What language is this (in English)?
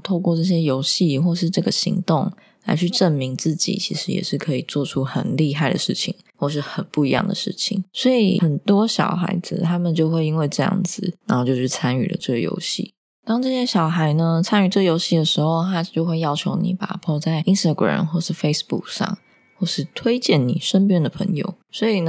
Chinese